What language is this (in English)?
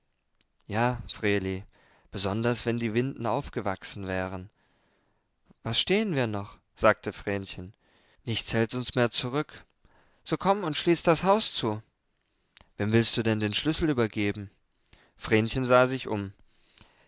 German